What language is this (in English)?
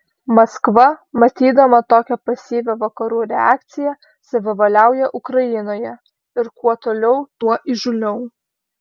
Lithuanian